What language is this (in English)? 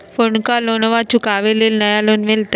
Magahi